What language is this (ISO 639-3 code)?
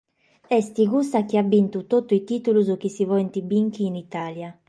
srd